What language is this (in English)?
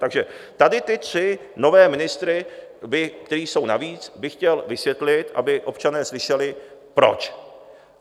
Czech